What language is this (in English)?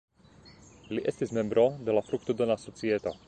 Esperanto